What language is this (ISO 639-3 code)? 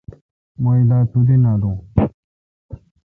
xka